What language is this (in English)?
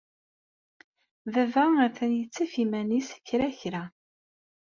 Kabyle